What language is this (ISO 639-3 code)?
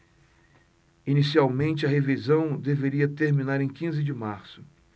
por